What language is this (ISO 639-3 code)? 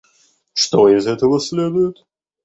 rus